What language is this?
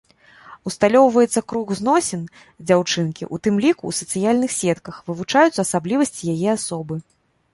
Belarusian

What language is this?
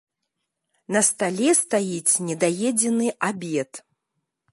Belarusian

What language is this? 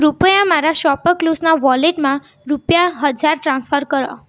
Gujarati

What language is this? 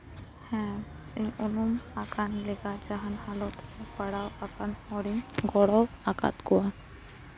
Santali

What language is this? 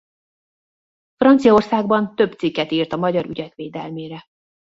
Hungarian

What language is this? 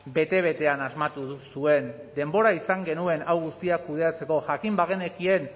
Basque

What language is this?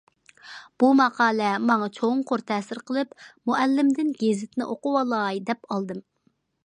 Uyghur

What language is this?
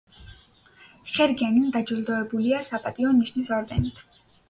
Georgian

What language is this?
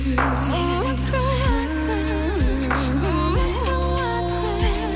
Kazakh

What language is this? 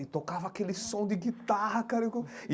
Portuguese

